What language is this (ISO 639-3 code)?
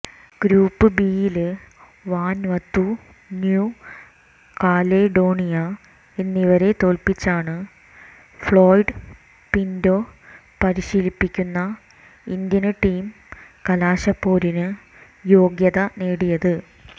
mal